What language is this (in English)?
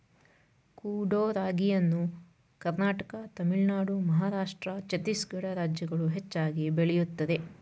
Kannada